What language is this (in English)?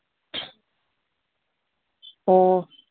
Manipuri